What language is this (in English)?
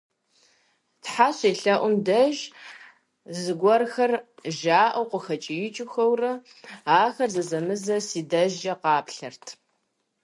Kabardian